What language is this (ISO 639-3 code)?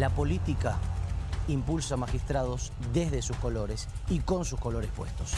spa